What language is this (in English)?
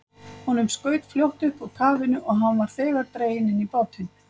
Icelandic